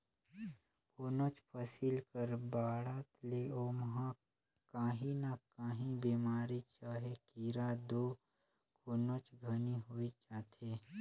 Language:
Chhattisgarhi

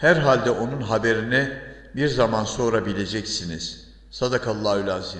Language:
Turkish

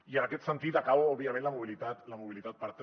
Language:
Catalan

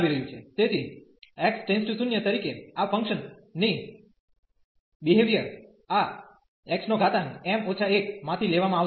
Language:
Gujarati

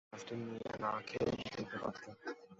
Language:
Bangla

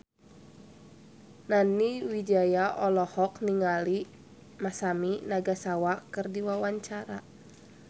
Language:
Sundanese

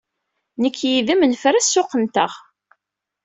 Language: Kabyle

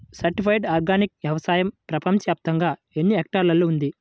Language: Telugu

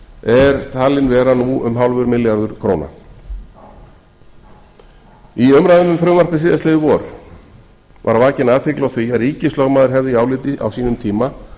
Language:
Icelandic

